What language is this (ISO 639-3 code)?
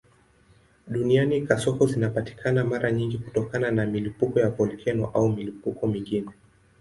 swa